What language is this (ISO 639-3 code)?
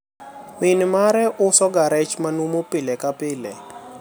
luo